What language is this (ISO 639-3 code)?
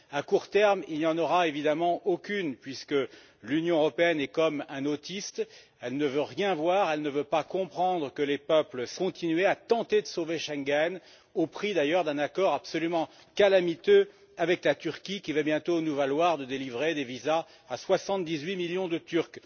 fra